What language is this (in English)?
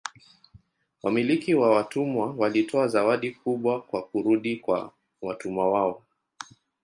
Swahili